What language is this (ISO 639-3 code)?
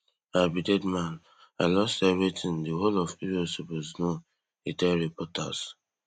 pcm